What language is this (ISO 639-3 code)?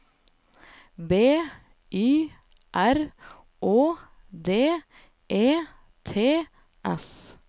nor